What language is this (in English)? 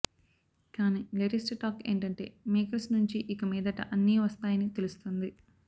Telugu